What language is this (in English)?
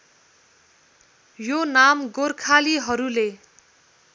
Nepali